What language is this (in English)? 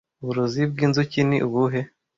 Kinyarwanda